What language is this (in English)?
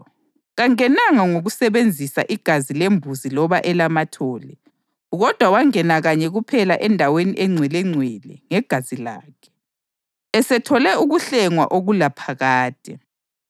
North Ndebele